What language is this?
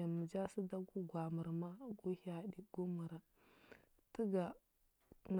Huba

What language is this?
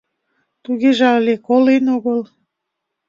Mari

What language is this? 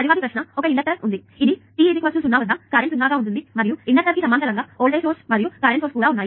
Telugu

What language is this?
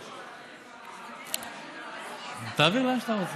Hebrew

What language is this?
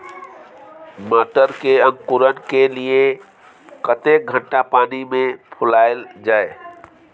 Maithili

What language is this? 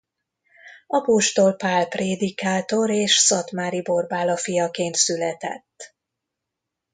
Hungarian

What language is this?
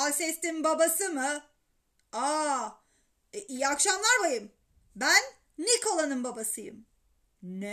Turkish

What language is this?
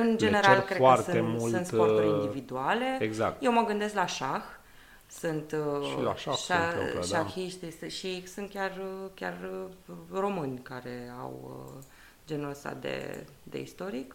Romanian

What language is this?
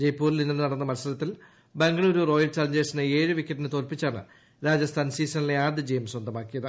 Malayalam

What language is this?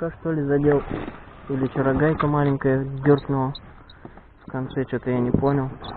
Russian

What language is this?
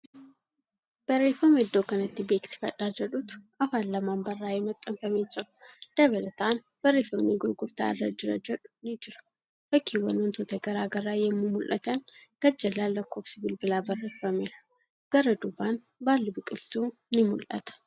Oromo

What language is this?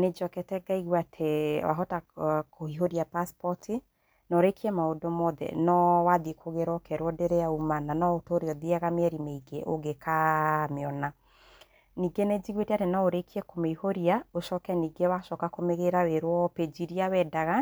Kikuyu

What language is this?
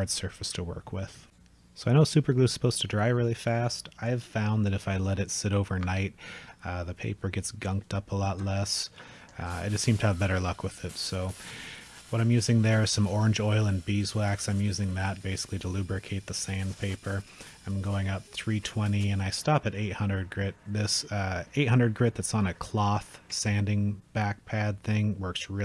English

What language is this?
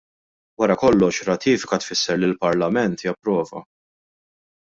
Maltese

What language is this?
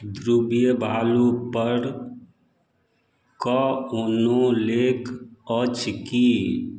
Maithili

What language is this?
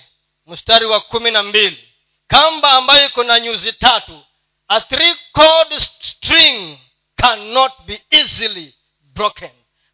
Swahili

